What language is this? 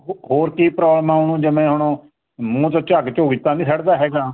Punjabi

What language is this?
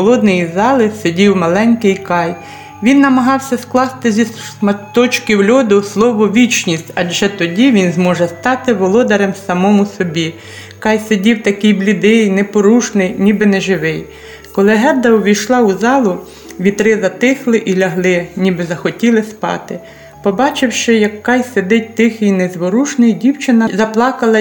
Ukrainian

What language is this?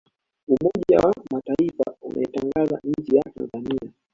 Swahili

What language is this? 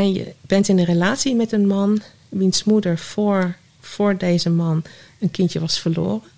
Dutch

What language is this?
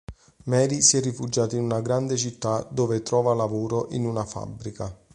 Italian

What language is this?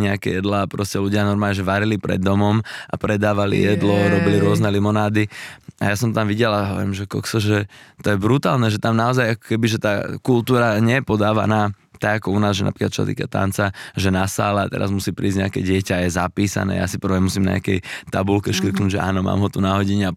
Slovak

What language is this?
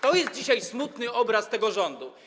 Polish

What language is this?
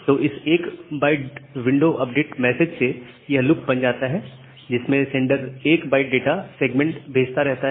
Hindi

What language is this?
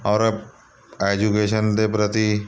Punjabi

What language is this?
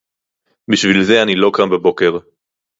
Hebrew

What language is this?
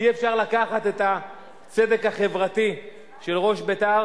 Hebrew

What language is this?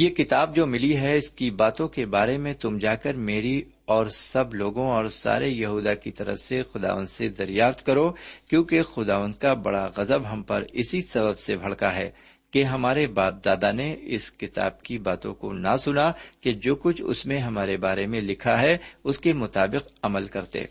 Urdu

